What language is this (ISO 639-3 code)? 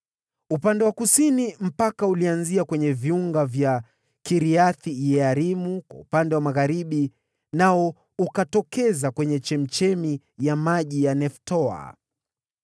swa